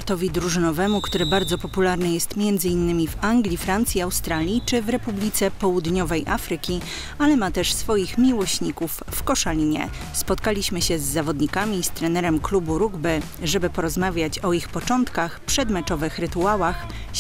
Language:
Polish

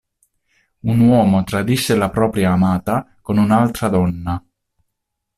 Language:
Italian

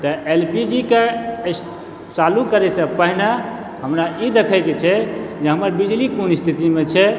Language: Maithili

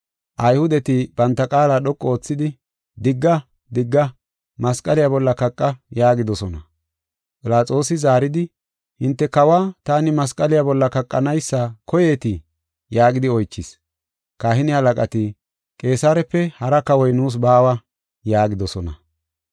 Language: Gofa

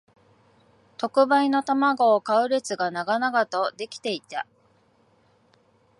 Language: Japanese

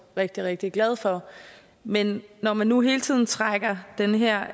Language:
Danish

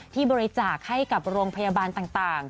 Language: Thai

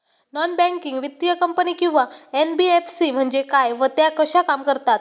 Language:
Marathi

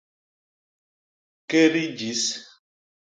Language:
Basaa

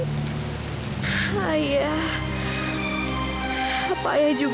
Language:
Indonesian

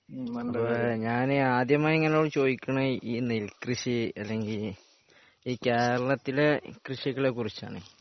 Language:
Malayalam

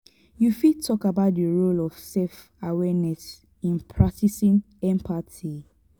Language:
Nigerian Pidgin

